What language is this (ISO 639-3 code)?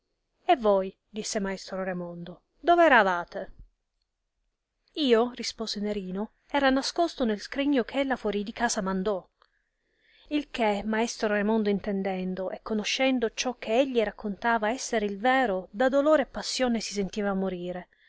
ita